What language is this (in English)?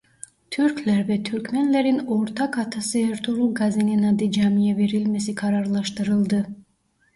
Turkish